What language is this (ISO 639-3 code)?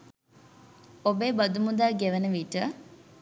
sin